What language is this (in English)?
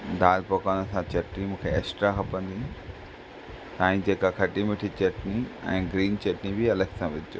Sindhi